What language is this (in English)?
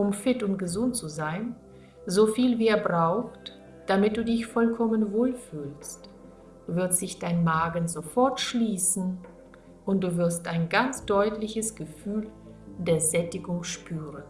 German